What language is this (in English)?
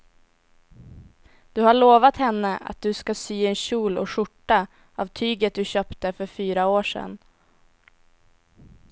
Swedish